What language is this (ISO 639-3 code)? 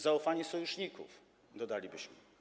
pol